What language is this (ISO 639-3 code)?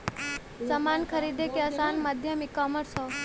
bho